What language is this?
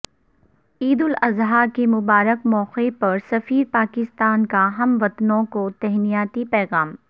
Urdu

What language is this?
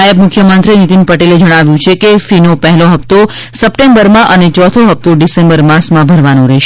Gujarati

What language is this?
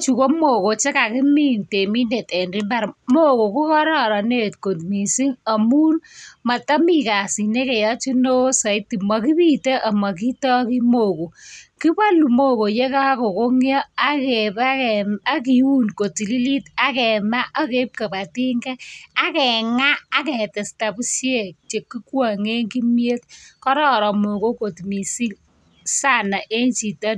Kalenjin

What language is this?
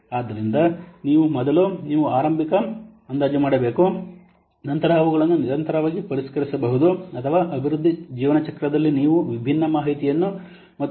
Kannada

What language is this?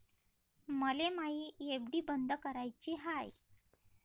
Marathi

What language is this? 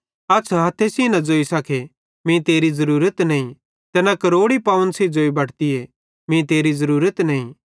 Bhadrawahi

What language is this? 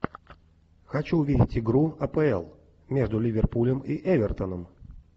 Russian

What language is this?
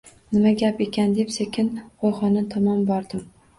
Uzbek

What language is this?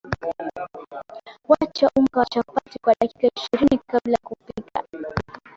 Swahili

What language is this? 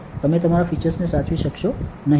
Gujarati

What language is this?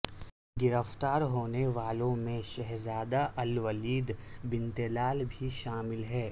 Urdu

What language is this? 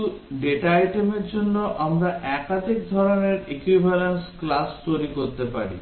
Bangla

